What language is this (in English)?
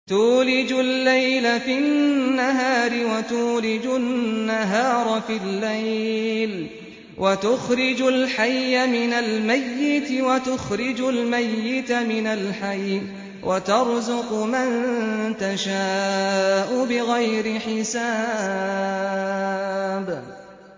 Arabic